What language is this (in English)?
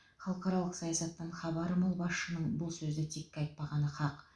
Kazakh